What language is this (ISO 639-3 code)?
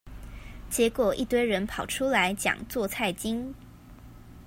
zho